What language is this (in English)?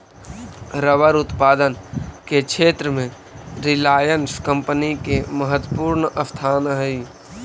Magahi